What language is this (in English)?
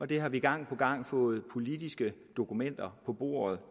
Danish